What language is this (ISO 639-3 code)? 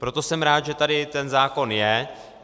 ces